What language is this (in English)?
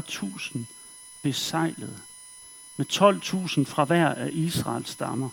Danish